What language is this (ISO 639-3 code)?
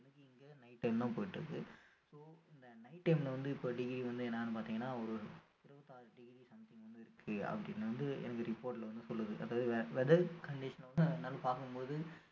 tam